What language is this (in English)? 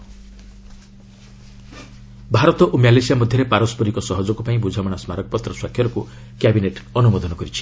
Odia